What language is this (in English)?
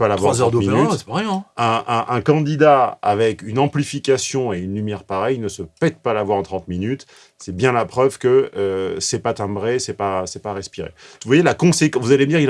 French